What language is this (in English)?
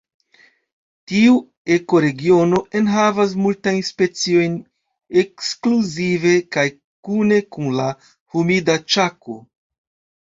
Esperanto